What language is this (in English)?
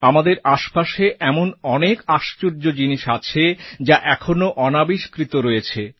Bangla